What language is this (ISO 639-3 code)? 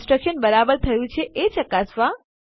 guj